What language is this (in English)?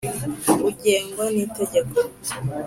Kinyarwanda